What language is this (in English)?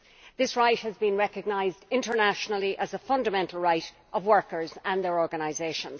English